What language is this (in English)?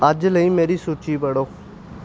Punjabi